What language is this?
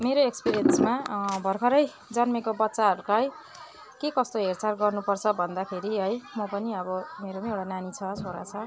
Nepali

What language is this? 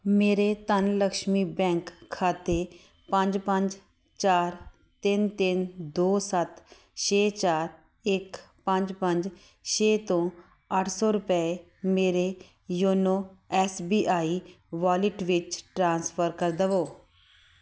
Punjabi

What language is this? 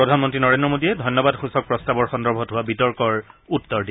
Assamese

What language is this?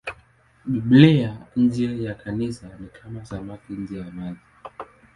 Swahili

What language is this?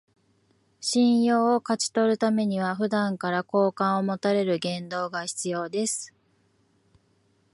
Japanese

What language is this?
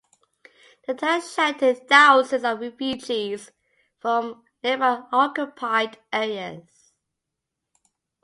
English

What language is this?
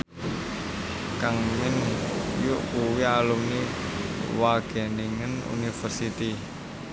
Javanese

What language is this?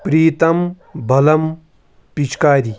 Kashmiri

